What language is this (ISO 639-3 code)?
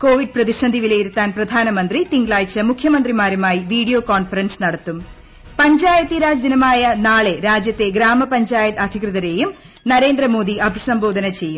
mal